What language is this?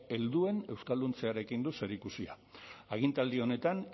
Basque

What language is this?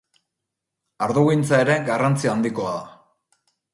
Basque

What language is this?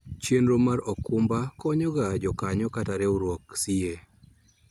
Luo (Kenya and Tanzania)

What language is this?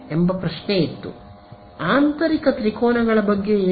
Kannada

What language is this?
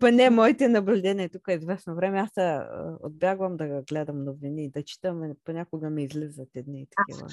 Bulgarian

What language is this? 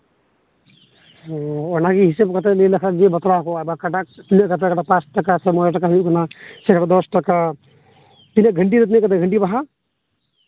Santali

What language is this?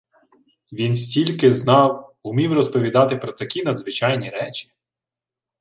Ukrainian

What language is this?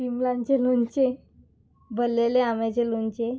Konkani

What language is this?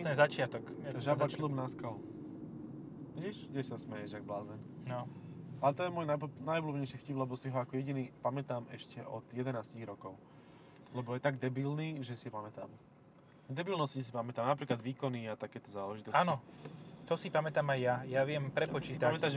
Slovak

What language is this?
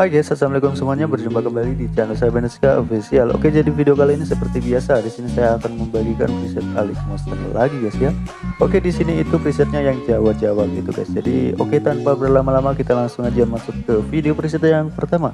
Indonesian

